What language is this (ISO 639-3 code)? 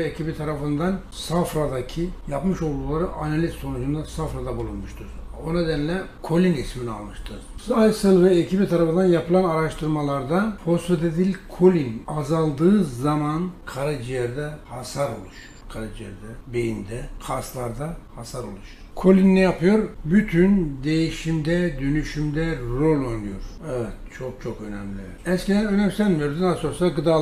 tur